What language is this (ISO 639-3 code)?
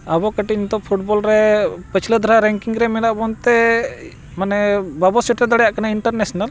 sat